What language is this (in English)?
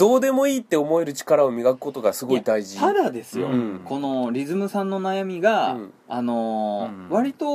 Japanese